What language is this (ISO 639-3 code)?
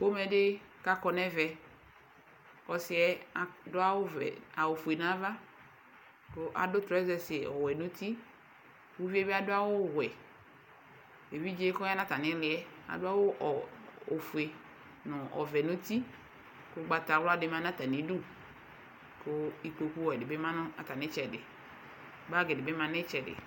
kpo